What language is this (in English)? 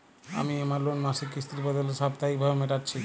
Bangla